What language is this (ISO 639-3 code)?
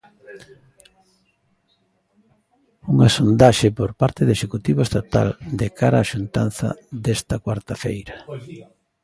glg